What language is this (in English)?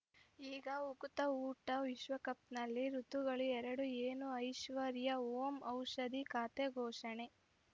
Kannada